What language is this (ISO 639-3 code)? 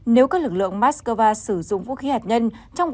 vie